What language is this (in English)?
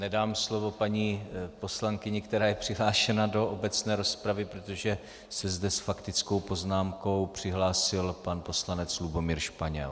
Czech